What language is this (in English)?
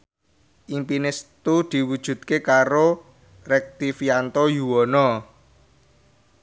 Javanese